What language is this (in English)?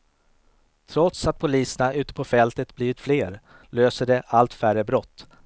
Swedish